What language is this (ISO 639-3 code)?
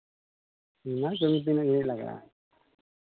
sat